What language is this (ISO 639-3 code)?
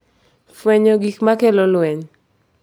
luo